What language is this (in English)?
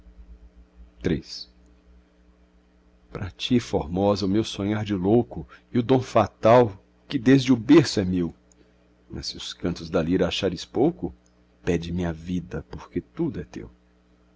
Portuguese